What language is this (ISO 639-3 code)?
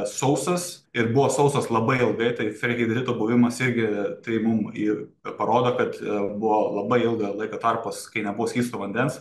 lit